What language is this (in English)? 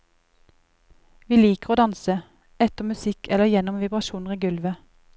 Norwegian